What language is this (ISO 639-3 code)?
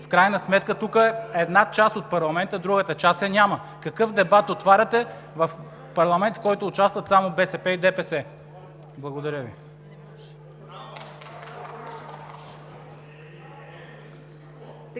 bul